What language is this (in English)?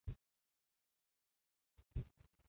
Uzbek